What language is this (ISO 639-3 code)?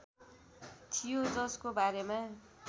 nep